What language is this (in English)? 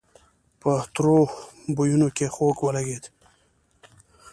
Pashto